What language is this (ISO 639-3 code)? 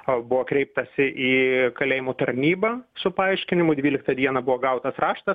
lit